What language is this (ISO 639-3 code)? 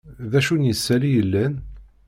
kab